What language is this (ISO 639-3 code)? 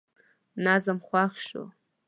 pus